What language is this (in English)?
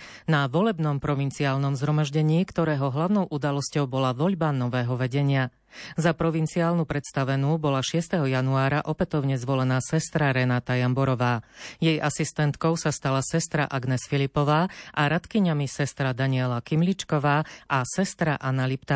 Slovak